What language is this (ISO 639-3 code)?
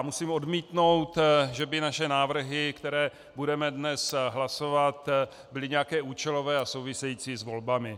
ces